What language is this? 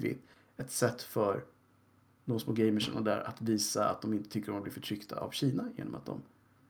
Swedish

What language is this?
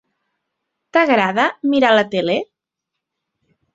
Catalan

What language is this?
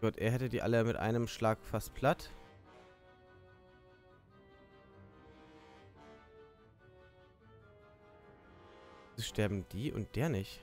German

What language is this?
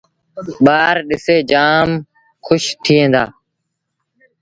Sindhi Bhil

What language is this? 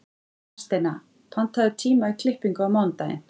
Icelandic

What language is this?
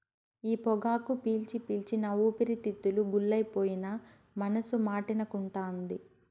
Telugu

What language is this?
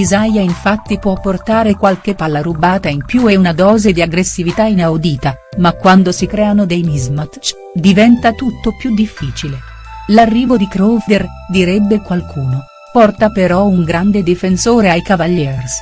Italian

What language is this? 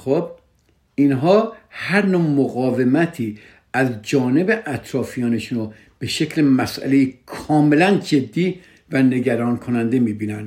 Persian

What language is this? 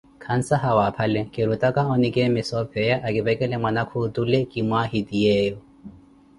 Koti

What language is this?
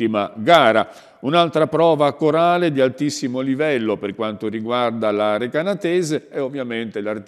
Italian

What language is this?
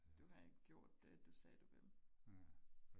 Danish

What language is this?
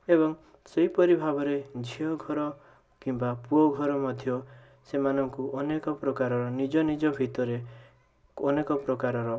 Odia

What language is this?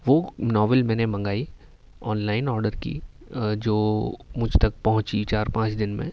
Urdu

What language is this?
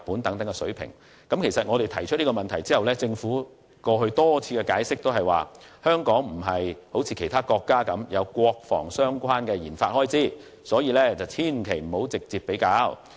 Cantonese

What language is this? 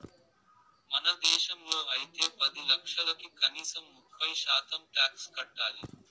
Telugu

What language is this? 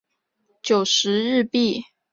Chinese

